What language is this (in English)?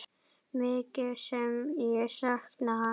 Icelandic